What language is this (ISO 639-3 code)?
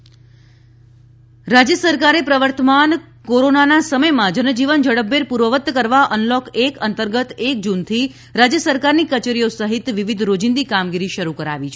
guj